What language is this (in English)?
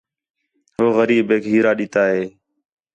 Khetrani